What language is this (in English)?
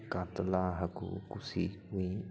Santali